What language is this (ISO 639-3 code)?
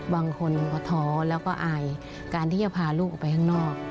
tha